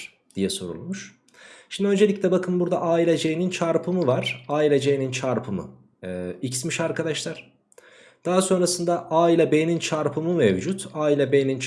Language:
Turkish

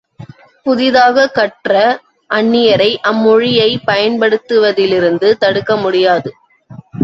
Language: Tamil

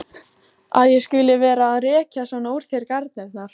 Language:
Icelandic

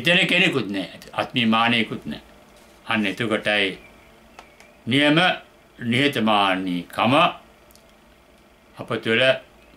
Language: Turkish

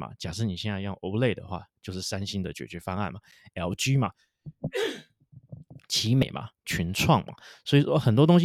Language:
Chinese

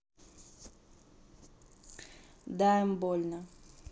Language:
Russian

